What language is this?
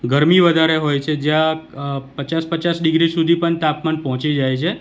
Gujarati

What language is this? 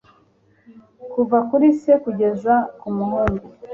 Kinyarwanda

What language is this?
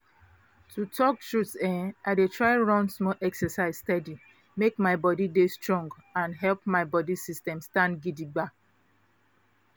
Nigerian Pidgin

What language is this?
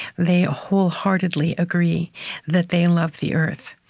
English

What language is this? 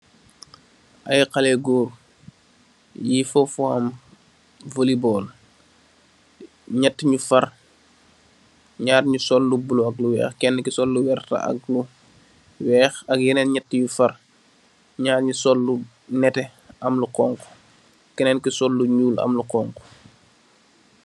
Wolof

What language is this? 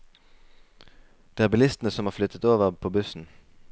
Norwegian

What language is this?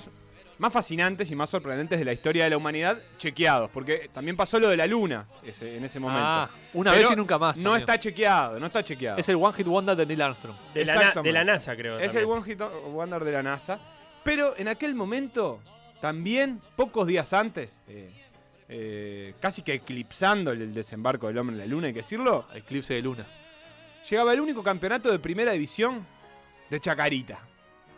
Spanish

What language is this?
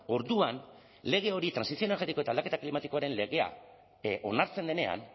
Basque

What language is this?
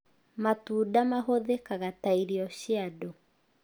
Kikuyu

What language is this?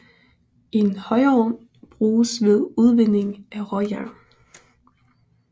Danish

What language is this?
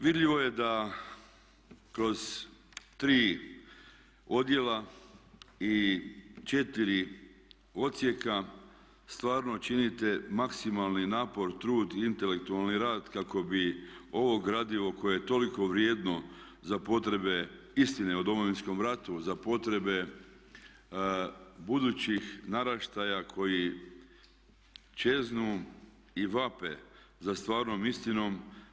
Croatian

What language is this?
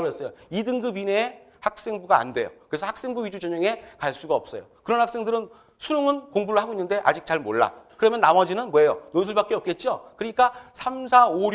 Korean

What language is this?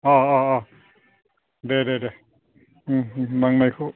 Bodo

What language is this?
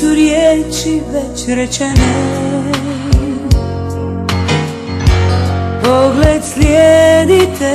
Romanian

